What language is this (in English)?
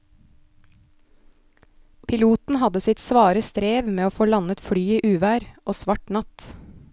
Norwegian